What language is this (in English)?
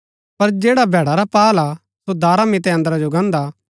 Gaddi